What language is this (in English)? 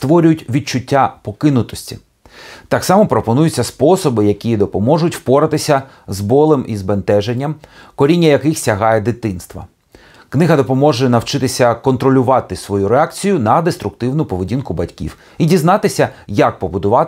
Ukrainian